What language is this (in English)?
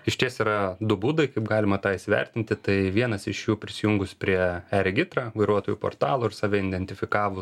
Lithuanian